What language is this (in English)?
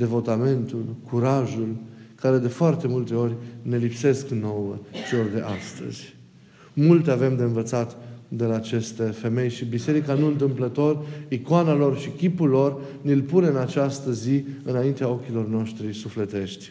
Romanian